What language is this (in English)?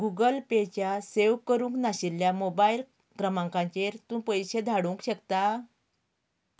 Konkani